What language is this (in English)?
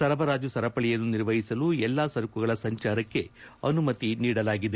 Kannada